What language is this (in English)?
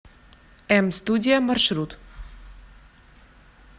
Russian